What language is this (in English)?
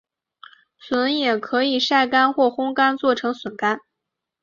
Chinese